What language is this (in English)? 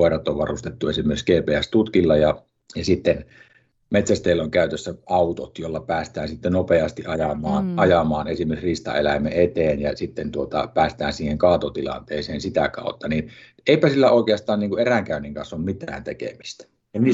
Finnish